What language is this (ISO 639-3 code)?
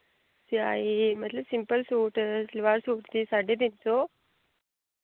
doi